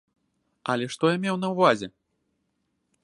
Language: Belarusian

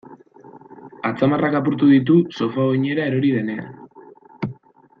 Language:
Basque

